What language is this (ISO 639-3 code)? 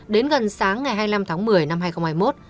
vie